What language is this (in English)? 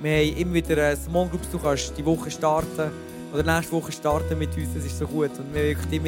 German